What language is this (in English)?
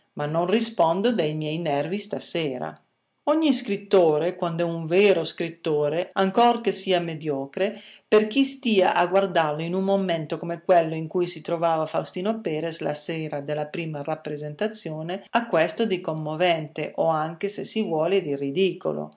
Italian